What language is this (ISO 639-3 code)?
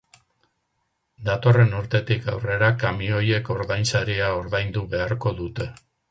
eus